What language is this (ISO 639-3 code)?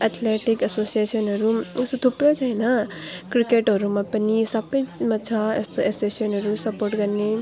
nep